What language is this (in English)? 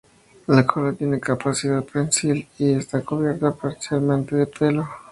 Spanish